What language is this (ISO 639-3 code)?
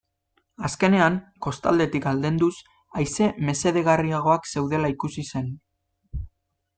eus